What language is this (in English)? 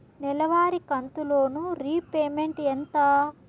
Telugu